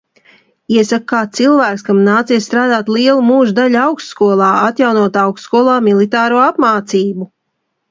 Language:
Latvian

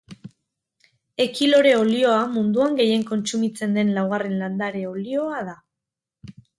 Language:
Basque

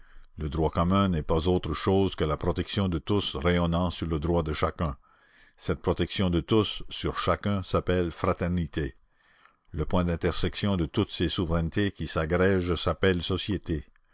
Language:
French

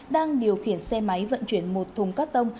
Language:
Vietnamese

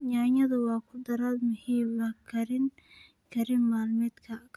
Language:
Somali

